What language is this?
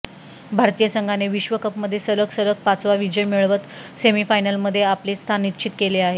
Marathi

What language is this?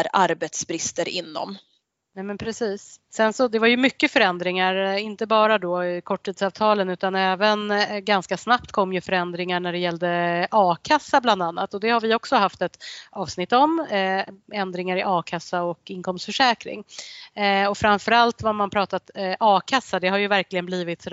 Swedish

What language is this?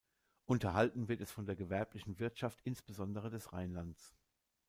German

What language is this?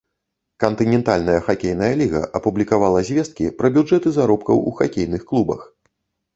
Belarusian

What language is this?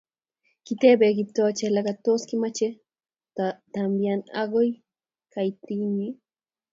Kalenjin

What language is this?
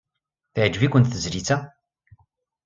Kabyle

